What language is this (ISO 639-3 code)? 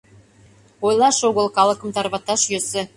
chm